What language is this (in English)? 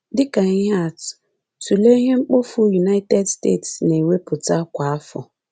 Igbo